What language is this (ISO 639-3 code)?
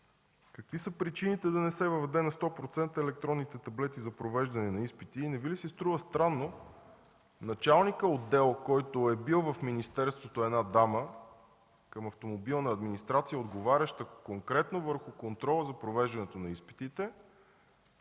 bul